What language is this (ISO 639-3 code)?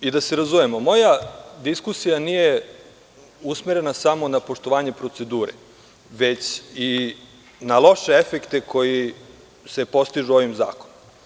srp